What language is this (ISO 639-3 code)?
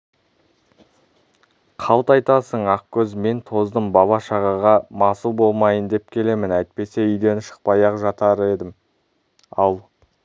kaz